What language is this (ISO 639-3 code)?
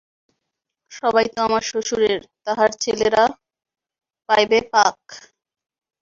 ben